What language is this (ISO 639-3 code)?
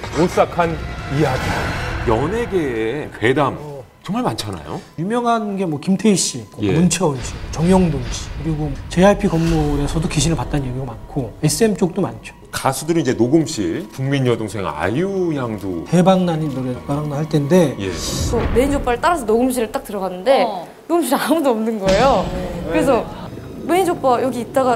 kor